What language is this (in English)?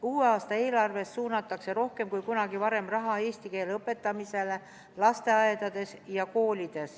Estonian